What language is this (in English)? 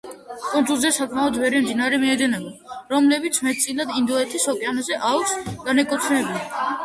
Georgian